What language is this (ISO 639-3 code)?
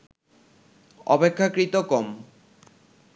ben